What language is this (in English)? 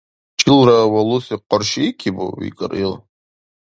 Dargwa